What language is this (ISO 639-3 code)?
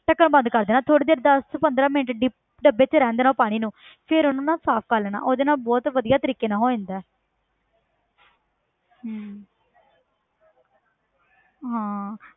pan